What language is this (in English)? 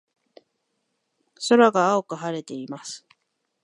Japanese